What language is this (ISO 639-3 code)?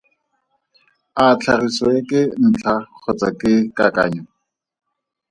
tsn